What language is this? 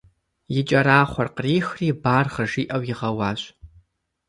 Kabardian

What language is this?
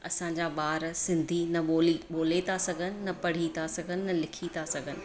Sindhi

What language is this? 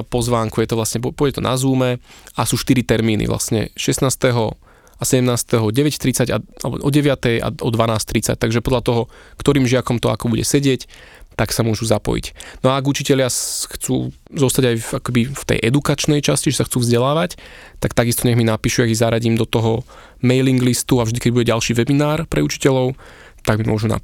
Slovak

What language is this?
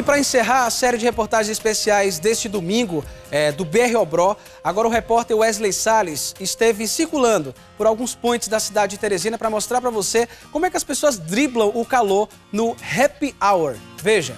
Portuguese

